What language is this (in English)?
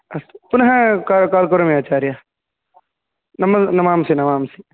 Sanskrit